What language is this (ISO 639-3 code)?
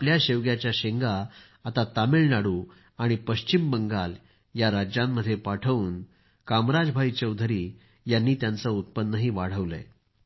mar